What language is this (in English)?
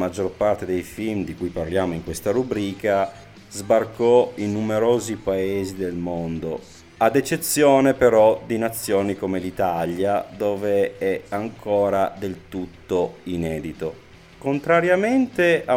Italian